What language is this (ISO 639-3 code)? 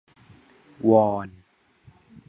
tha